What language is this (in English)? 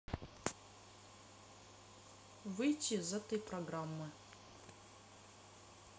Russian